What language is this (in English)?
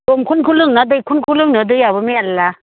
Bodo